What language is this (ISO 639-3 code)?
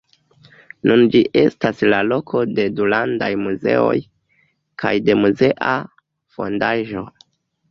epo